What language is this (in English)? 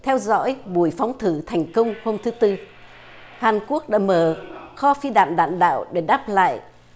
Vietnamese